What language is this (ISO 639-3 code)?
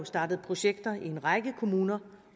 dan